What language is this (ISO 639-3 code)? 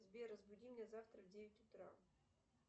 rus